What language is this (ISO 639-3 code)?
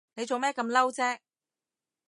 yue